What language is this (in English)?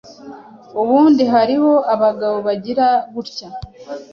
Kinyarwanda